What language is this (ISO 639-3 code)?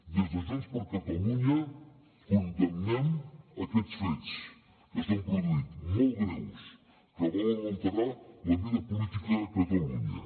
cat